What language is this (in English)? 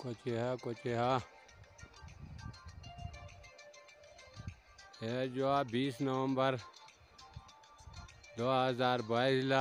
Arabic